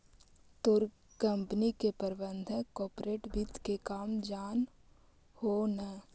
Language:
Magahi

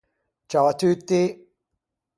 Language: Ligurian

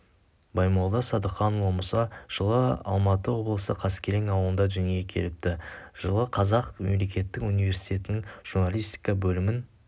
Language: Kazakh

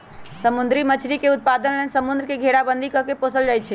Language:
Magahi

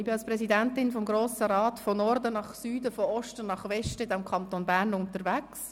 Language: Swiss German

